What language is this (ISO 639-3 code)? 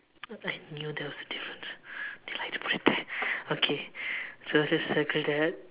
eng